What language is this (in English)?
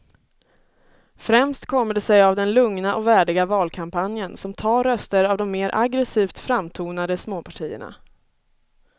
Swedish